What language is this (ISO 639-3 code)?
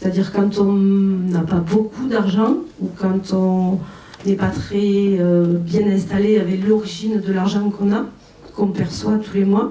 fra